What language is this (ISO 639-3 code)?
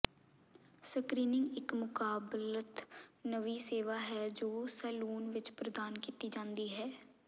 pan